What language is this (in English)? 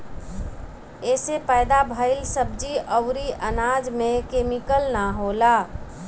Bhojpuri